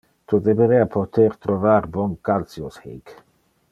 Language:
Interlingua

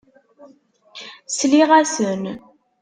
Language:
Kabyle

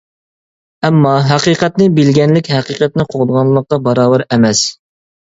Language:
Uyghur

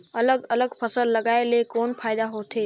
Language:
Chhattisgarhi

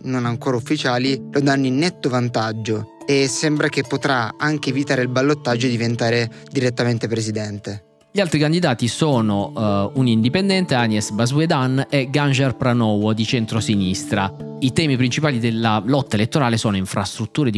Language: Italian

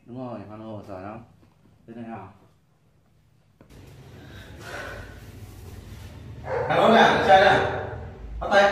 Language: Vietnamese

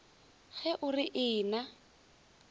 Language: Northern Sotho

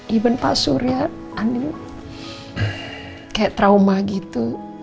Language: Indonesian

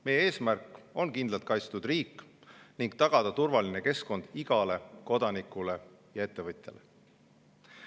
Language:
Estonian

